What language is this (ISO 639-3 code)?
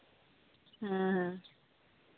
sat